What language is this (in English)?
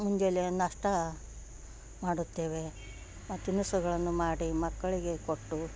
Kannada